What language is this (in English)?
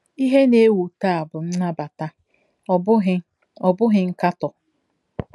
Igbo